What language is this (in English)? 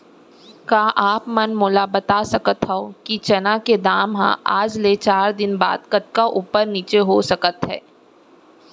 Chhattisgarhi